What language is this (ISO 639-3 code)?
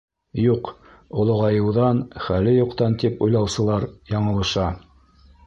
bak